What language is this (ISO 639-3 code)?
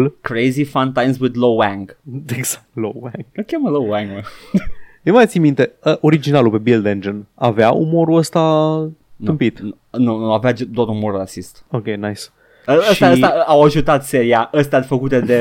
ron